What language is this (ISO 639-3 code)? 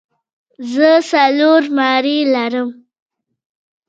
pus